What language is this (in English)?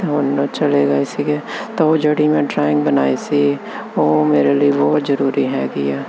Punjabi